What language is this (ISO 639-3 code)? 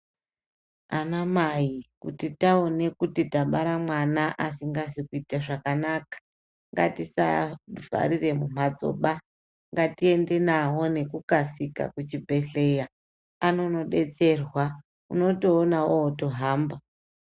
ndc